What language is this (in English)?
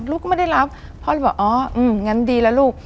Thai